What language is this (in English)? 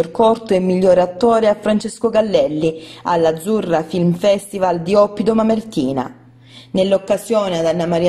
Italian